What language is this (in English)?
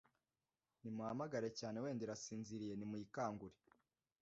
Kinyarwanda